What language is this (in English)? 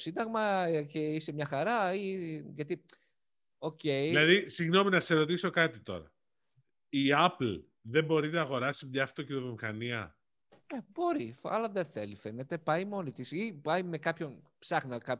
Greek